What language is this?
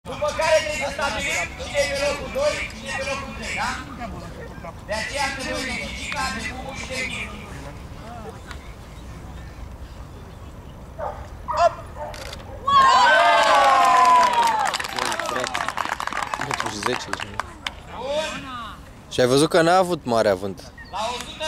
Romanian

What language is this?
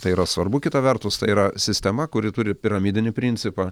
Lithuanian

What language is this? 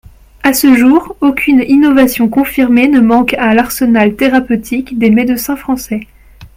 French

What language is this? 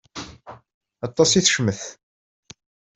Kabyle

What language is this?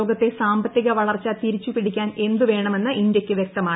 Malayalam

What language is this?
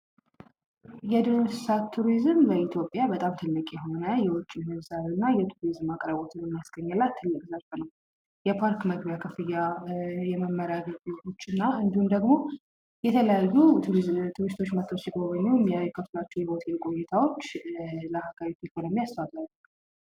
Amharic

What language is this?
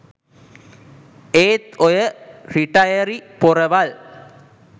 Sinhala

